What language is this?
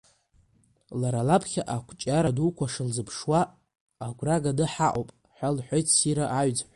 Abkhazian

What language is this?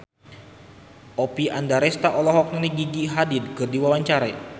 Sundanese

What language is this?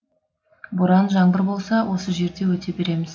Kazakh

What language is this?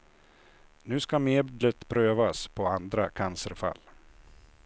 Swedish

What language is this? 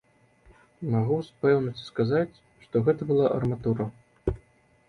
Belarusian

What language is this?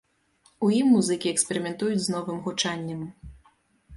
Belarusian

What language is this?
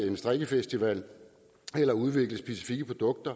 Danish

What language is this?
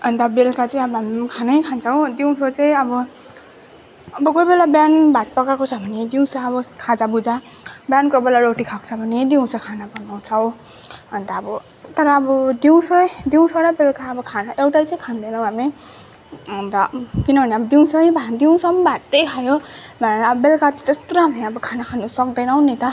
Nepali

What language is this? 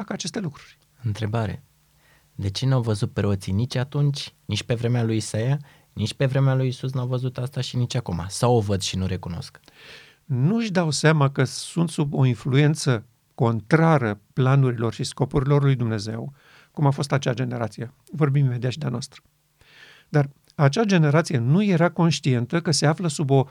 Romanian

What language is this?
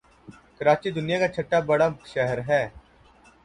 Urdu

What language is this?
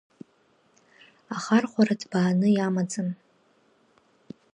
Abkhazian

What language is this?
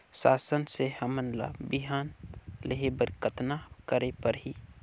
Chhattisgarhi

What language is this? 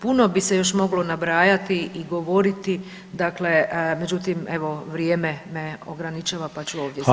Croatian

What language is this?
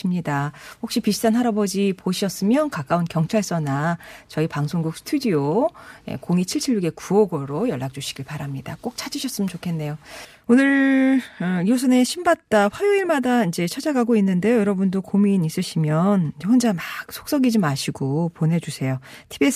Korean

